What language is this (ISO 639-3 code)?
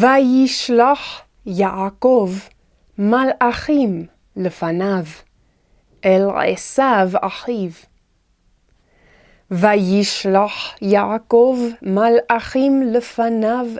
heb